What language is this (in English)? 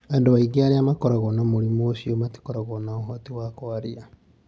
Kikuyu